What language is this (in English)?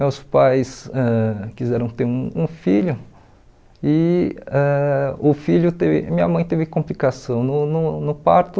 Portuguese